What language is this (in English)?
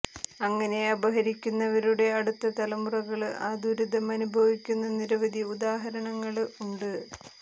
Malayalam